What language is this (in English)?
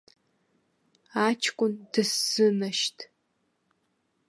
Abkhazian